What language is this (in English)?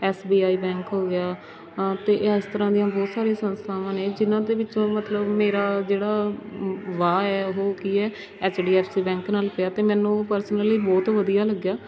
Punjabi